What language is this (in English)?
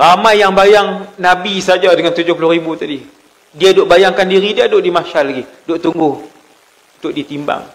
Malay